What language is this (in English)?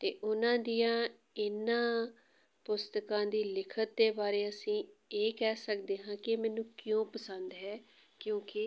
Punjabi